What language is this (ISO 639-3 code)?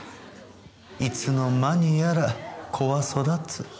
jpn